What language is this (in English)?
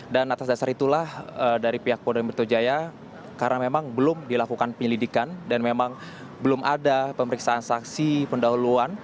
Indonesian